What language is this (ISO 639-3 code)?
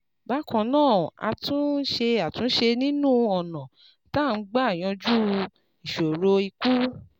yor